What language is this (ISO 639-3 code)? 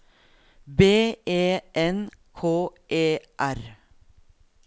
nor